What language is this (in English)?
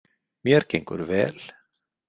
Icelandic